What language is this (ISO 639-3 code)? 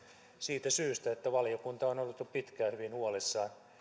fin